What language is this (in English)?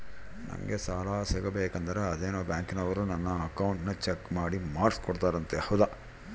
Kannada